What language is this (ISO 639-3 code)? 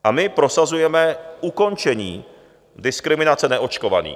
ces